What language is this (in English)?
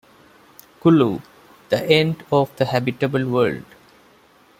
English